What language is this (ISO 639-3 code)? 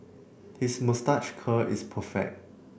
eng